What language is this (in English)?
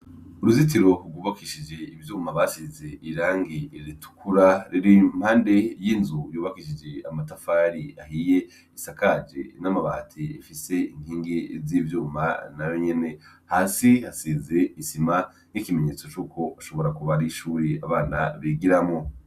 Rundi